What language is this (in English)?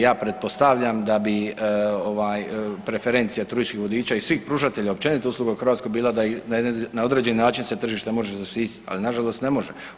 Croatian